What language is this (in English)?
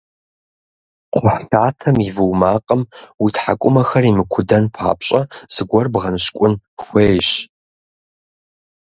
Kabardian